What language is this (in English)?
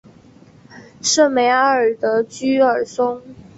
Chinese